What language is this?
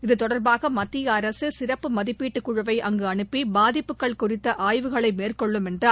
Tamil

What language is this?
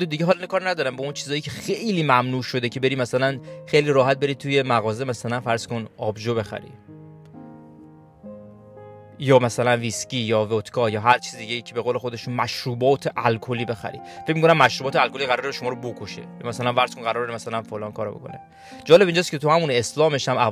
Persian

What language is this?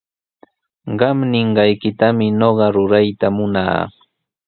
Sihuas Ancash Quechua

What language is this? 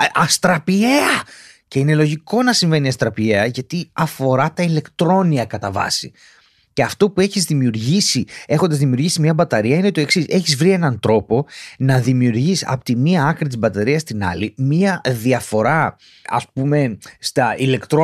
Greek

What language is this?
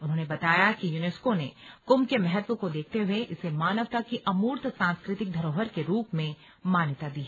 Hindi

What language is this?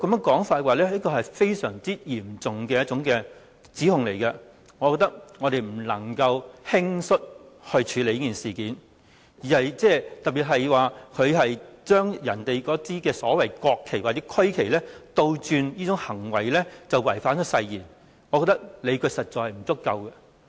Cantonese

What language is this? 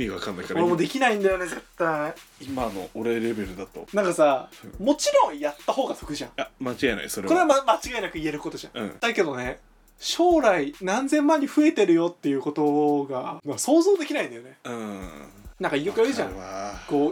Japanese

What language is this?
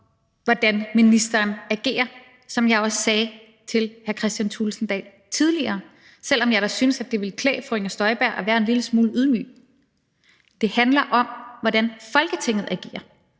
Danish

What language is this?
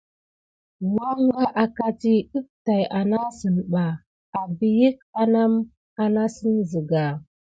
Gidar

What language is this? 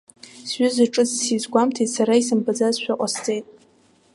Abkhazian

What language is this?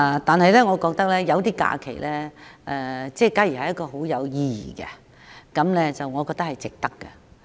Cantonese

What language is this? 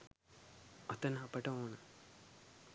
Sinhala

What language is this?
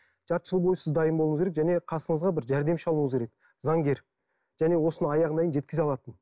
Kazakh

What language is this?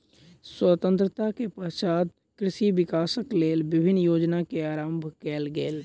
Maithili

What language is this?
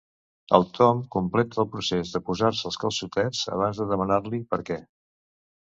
Catalan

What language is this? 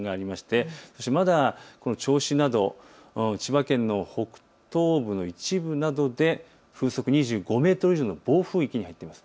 Japanese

